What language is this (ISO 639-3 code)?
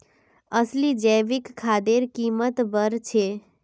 mag